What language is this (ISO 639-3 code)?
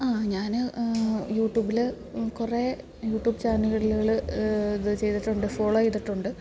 mal